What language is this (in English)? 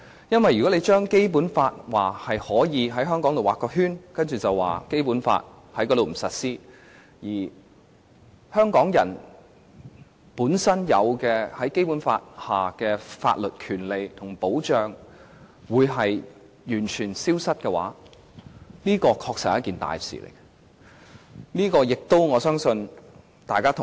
Cantonese